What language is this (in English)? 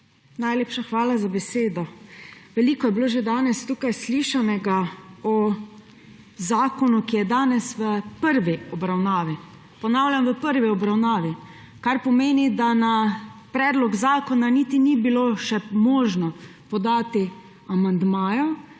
Slovenian